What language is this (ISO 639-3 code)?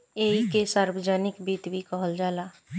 bho